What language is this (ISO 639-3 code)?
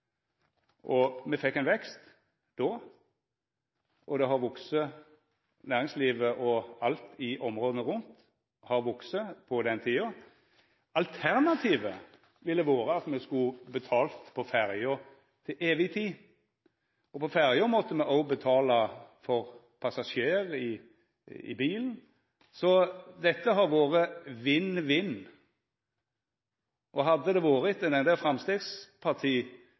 nno